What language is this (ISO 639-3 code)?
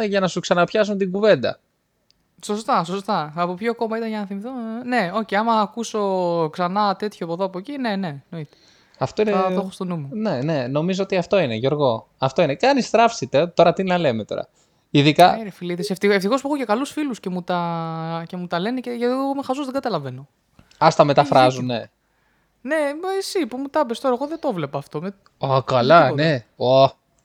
ell